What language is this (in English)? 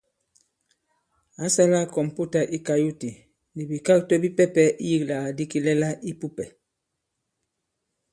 Bankon